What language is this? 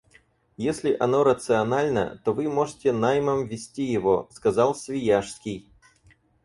Russian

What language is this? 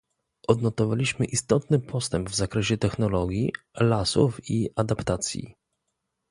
Polish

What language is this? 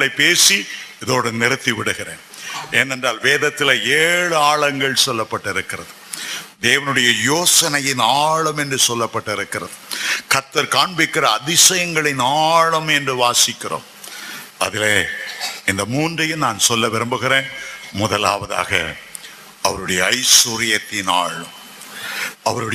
Tamil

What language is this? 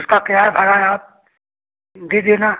Hindi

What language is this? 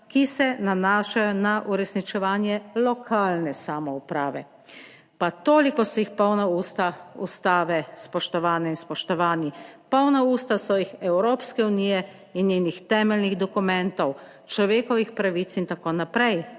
Slovenian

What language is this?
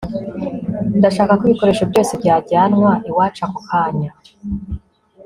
Kinyarwanda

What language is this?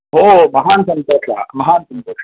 Sanskrit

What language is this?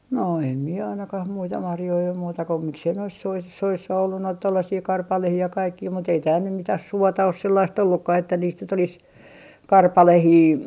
Finnish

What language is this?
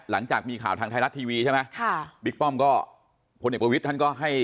Thai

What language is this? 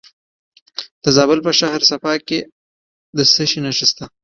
Pashto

